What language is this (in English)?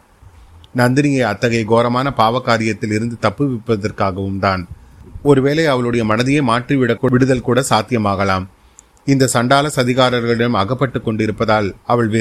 Tamil